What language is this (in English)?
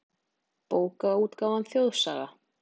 Icelandic